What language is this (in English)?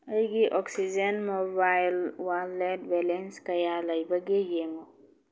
Manipuri